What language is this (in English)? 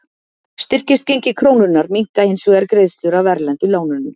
Icelandic